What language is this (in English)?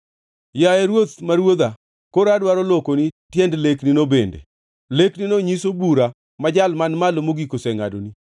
Luo (Kenya and Tanzania)